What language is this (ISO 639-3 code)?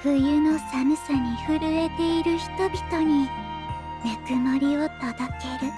jpn